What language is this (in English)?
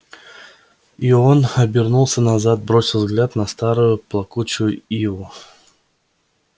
Russian